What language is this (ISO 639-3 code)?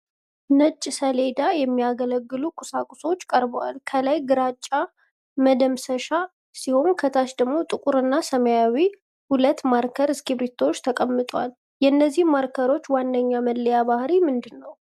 amh